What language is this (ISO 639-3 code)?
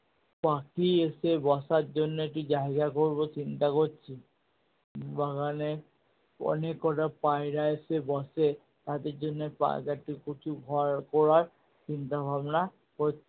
ben